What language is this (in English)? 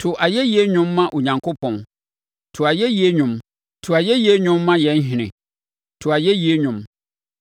Akan